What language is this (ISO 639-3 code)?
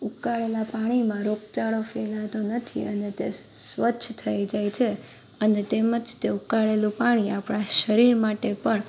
guj